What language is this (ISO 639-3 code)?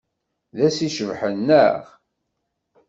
kab